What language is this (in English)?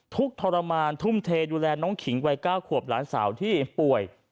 Thai